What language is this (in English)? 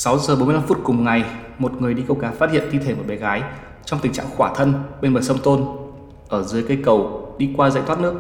Vietnamese